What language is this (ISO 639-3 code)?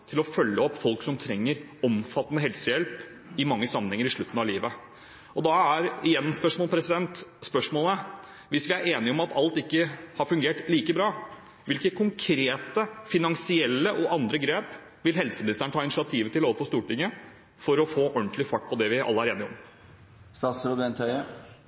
nob